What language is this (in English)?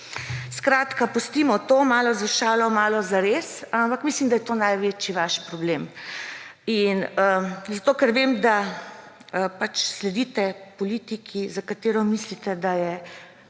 Slovenian